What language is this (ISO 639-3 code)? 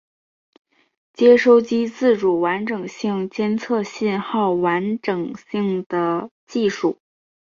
zho